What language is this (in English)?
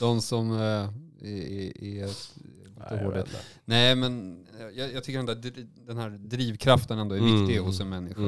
Swedish